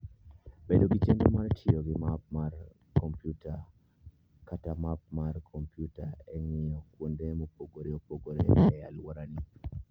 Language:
Luo (Kenya and Tanzania)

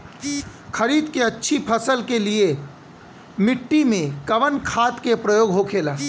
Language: Bhojpuri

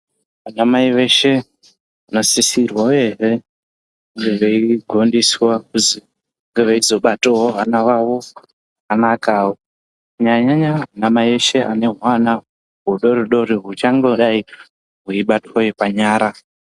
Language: Ndau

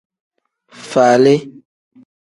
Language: Tem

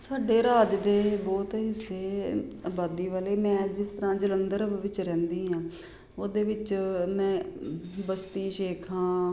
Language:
Punjabi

